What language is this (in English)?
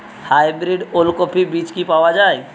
Bangla